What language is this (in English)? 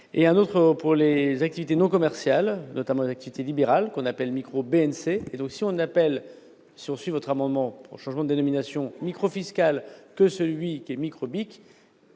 French